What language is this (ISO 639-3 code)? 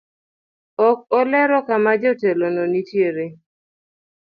luo